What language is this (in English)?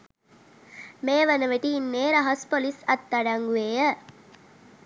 Sinhala